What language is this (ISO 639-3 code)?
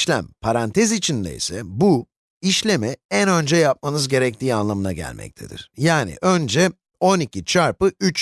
tur